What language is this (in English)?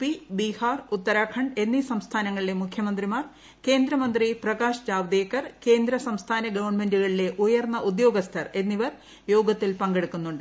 Malayalam